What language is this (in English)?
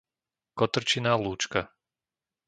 Slovak